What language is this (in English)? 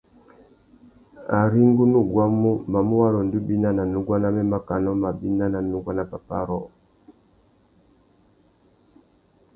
Tuki